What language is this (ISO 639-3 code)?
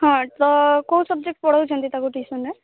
ori